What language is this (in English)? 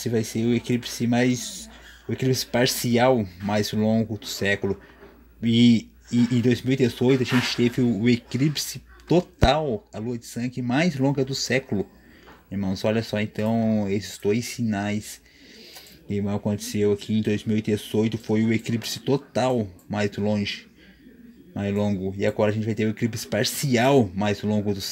Portuguese